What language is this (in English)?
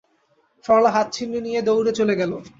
Bangla